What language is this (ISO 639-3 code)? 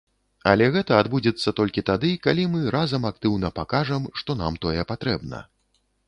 bel